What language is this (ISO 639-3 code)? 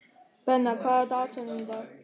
isl